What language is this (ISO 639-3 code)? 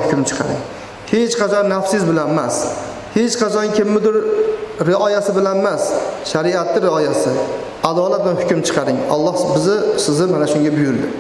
tur